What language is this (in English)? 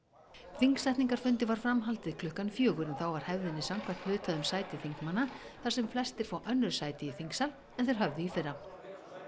Icelandic